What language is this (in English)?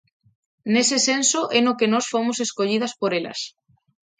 Galician